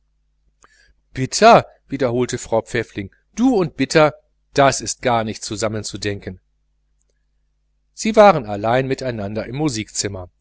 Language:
German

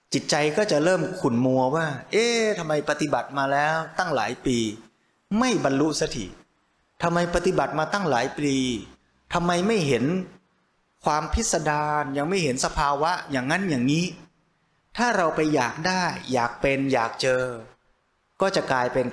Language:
Thai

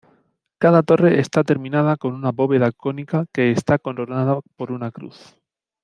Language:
Spanish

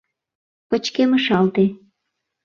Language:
Mari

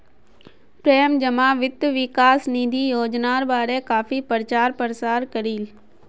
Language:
Magahi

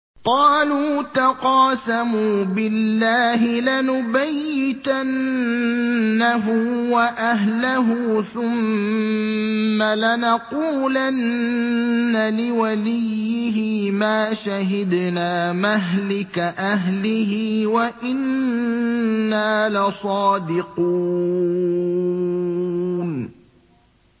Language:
Arabic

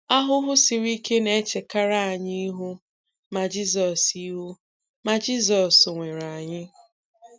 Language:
Igbo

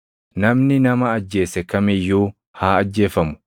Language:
Oromo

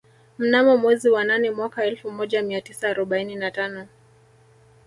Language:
Swahili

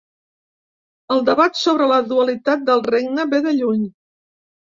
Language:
Catalan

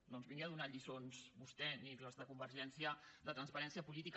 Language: Catalan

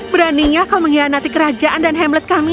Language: Indonesian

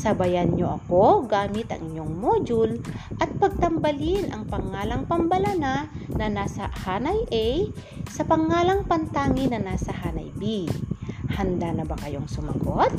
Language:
Filipino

